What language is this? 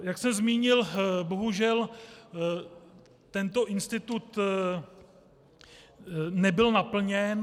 Czech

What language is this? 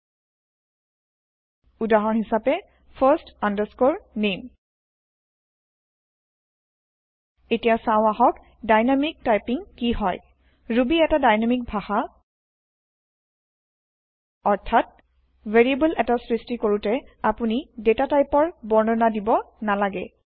Assamese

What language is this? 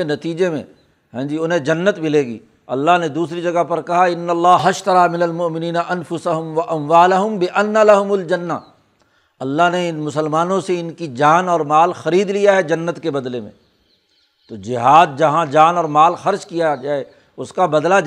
Urdu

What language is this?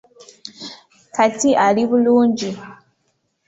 Ganda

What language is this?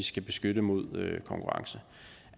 Danish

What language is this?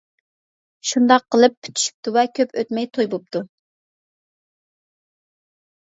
Uyghur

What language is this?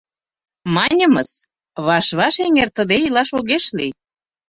Mari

